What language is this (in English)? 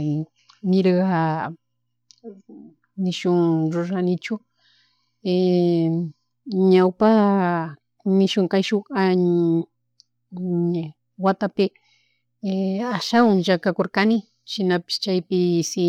Chimborazo Highland Quichua